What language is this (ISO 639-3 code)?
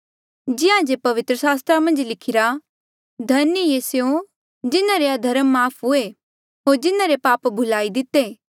mjl